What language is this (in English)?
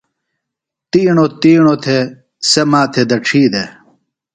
Phalura